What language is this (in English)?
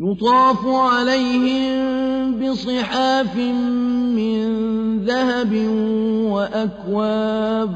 Arabic